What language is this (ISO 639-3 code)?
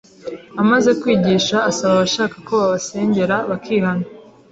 kin